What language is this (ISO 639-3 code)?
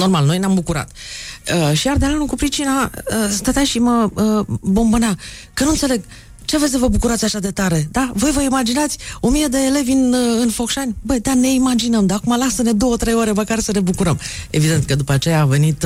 ron